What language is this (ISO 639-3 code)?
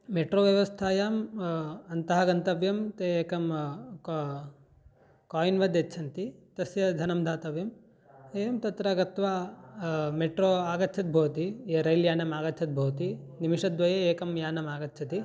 san